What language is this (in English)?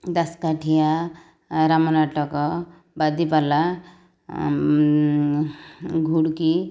Odia